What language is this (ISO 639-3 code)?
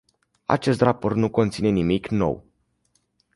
ron